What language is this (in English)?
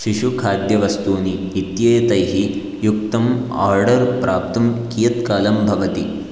Sanskrit